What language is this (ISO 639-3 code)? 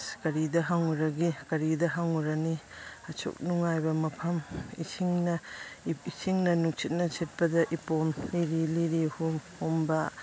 mni